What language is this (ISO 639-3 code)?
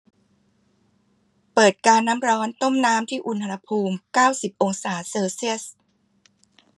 tha